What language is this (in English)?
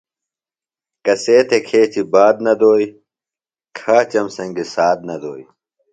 Phalura